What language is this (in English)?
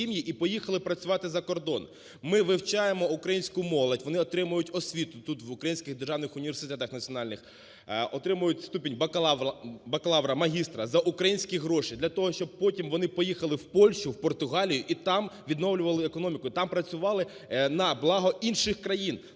Ukrainian